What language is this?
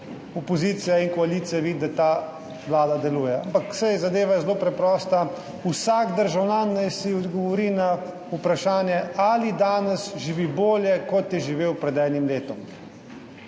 Slovenian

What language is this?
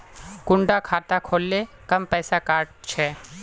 Magahi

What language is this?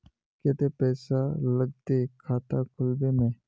Magahi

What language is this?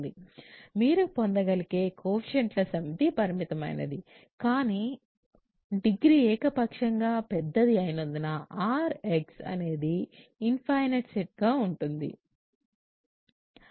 Telugu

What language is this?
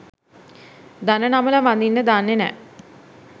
Sinhala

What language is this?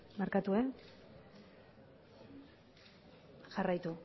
Basque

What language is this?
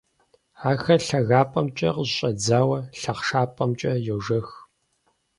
Kabardian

